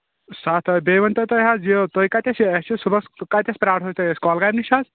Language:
Kashmiri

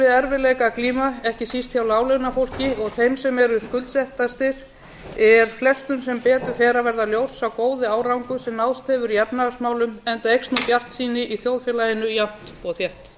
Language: Icelandic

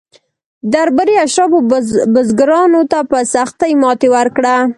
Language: Pashto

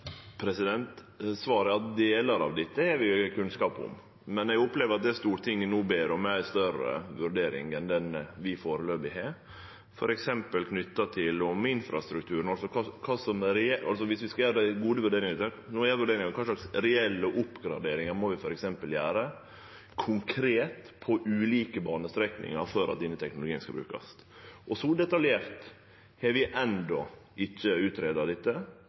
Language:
Norwegian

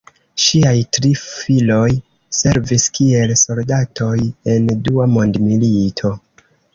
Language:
Esperanto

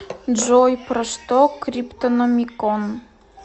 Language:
Russian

